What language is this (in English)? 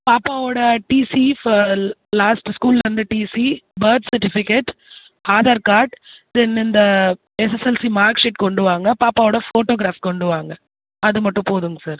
Tamil